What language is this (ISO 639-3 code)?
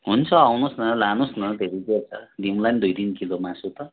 nep